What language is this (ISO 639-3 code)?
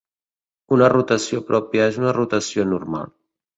cat